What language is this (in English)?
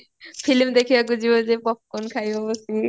Odia